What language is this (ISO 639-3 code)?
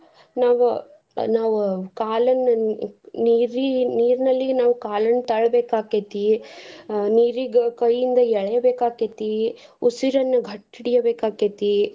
kan